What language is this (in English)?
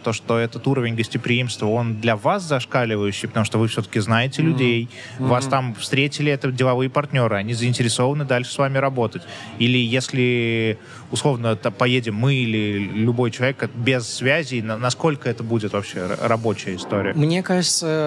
Russian